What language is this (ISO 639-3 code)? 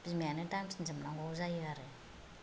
brx